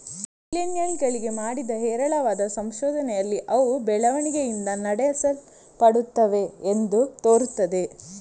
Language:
Kannada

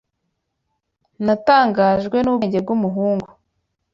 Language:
Kinyarwanda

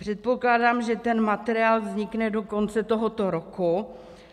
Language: Czech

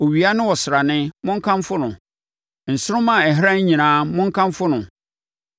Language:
Akan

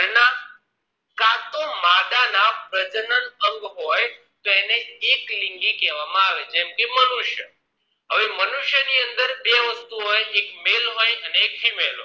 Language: Gujarati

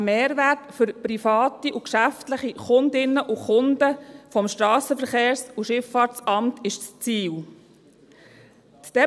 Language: Swiss German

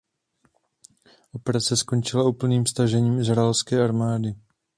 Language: Czech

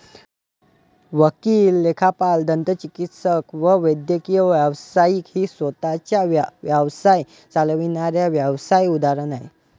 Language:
Marathi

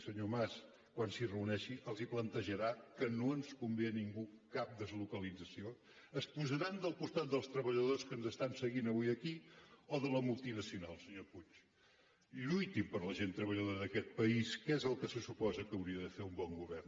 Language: Catalan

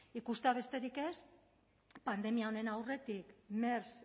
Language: Basque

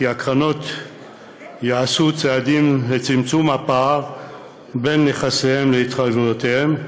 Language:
Hebrew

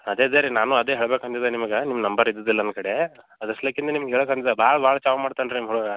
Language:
Kannada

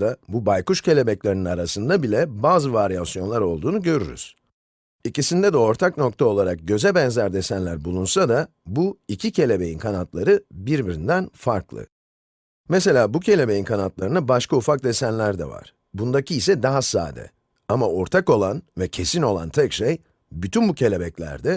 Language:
Turkish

